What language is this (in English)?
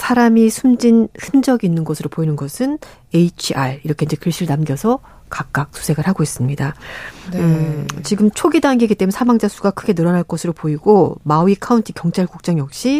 Korean